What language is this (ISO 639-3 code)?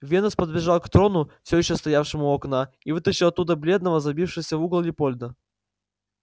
rus